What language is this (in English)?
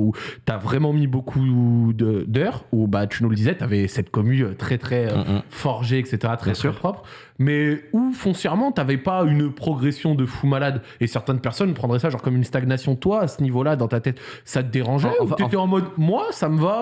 French